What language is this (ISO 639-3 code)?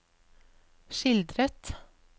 nor